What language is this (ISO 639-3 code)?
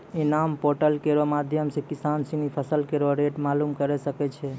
mai